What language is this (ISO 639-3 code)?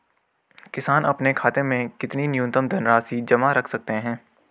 hin